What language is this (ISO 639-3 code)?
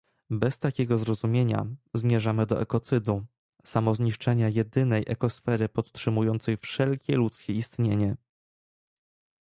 pol